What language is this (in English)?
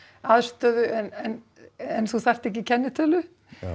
Icelandic